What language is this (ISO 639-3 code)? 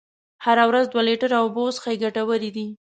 pus